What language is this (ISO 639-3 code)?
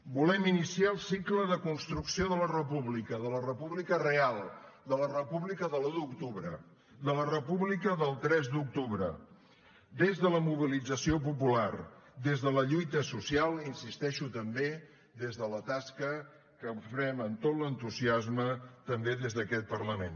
cat